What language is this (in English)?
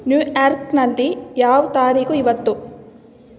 Kannada